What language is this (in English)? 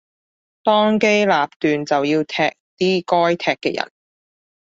Cantonese